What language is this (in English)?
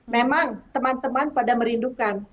Indonesian